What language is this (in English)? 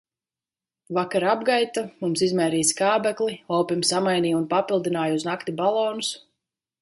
Latvian